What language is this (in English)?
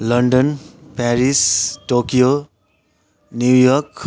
Nepali